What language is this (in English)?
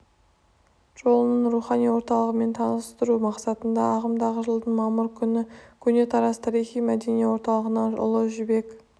Kazakh